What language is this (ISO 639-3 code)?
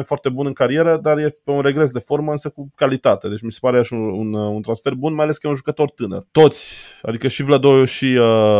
ron